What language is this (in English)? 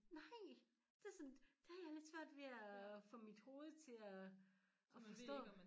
Danish